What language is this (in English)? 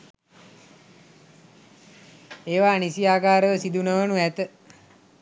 Sinhala